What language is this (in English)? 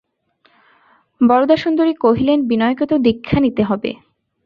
Bangla